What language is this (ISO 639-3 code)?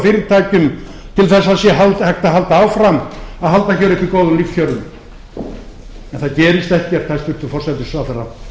isl